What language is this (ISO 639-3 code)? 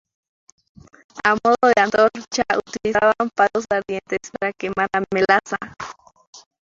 spa